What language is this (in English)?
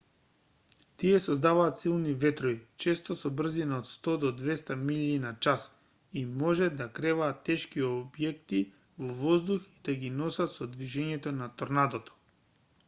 Macedonian